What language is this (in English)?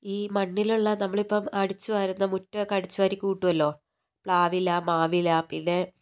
Malayalam